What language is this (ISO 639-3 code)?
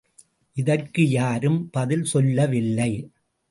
tam